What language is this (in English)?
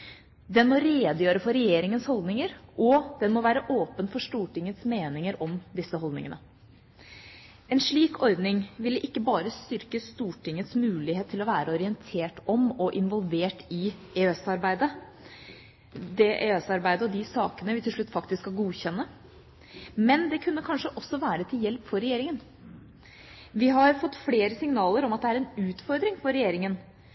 Norwegian Bokmål